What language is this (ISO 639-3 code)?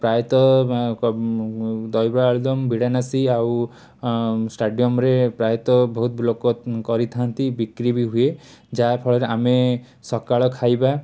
ori